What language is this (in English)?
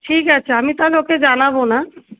Bangla